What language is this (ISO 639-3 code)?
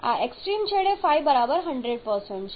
guj